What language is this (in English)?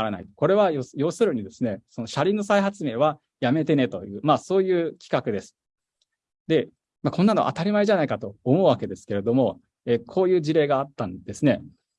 Japanese